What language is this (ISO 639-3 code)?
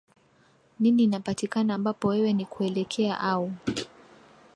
swa